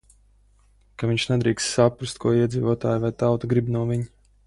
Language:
Latvian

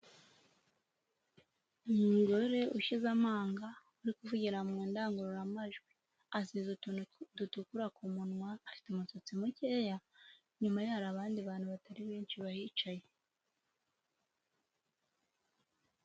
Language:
Kinyarwanda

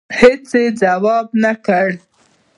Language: Pashto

